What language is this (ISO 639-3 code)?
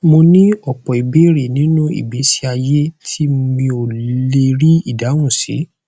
yor